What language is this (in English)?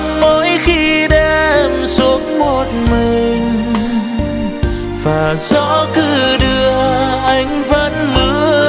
Vietnamese